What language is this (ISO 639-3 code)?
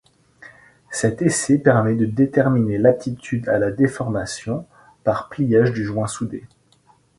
fra